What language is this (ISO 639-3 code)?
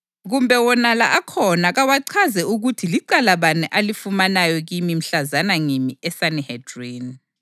nde